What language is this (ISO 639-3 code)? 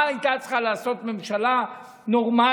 heb